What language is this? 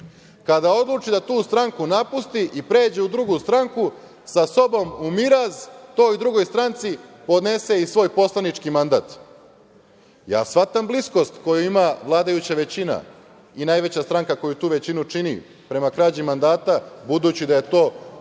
Serbian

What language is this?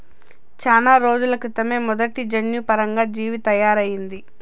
Telugu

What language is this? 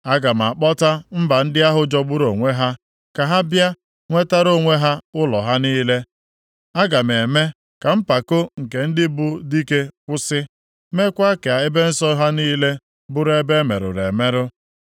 Igbo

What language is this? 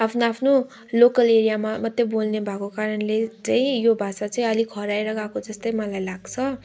Nepali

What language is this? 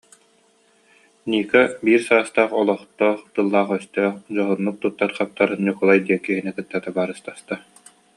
Yakut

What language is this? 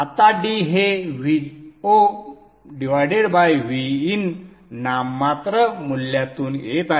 Marathi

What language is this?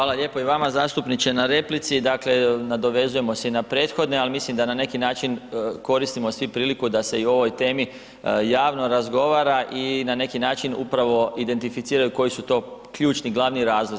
Croatian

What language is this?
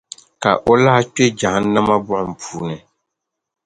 Dagbani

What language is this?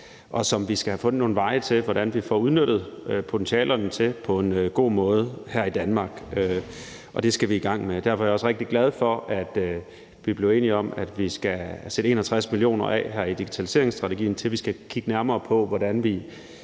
Danish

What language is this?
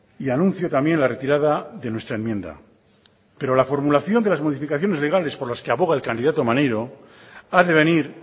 Spanish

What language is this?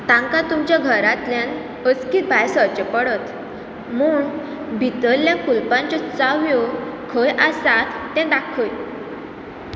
Konkani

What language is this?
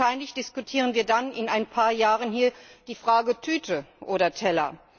German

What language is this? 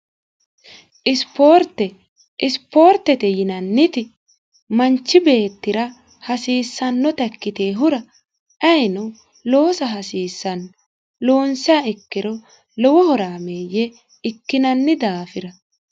Sidamo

